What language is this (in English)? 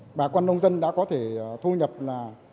Vietnamese